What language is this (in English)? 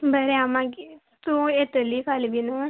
Konkani